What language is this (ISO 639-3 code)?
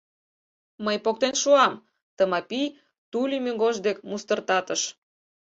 chm